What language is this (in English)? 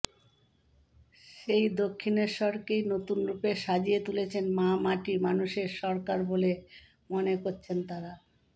Bangla